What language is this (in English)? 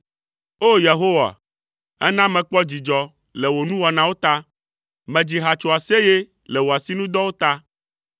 Ewe